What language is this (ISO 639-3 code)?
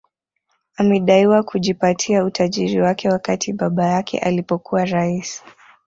swa